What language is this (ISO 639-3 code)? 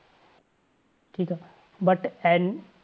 pan